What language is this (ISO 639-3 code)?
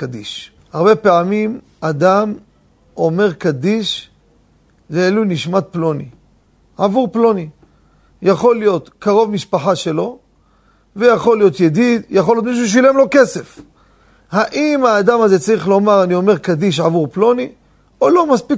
heb